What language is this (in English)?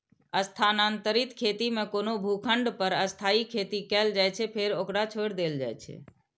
Maithili